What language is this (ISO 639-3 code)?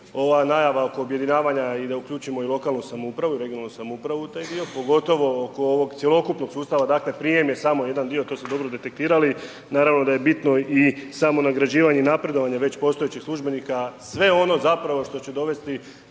hrv